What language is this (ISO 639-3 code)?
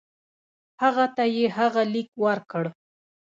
pus